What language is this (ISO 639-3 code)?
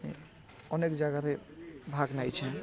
ori